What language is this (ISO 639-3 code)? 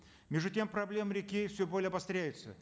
kaz